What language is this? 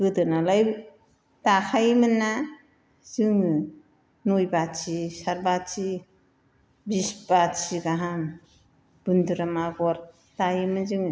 Bodo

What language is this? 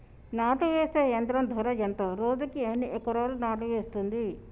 Telugu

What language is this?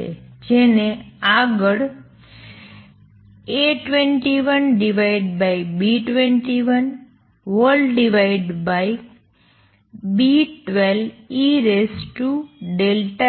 Gujarati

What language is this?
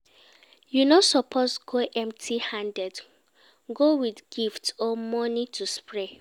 Nigerian Pidgin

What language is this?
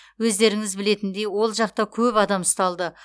Kazakh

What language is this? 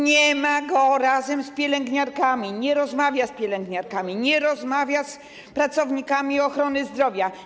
Polish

